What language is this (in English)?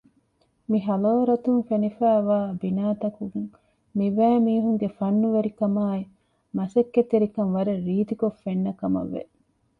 Divehi